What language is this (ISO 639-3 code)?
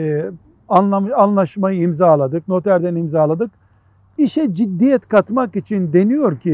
tur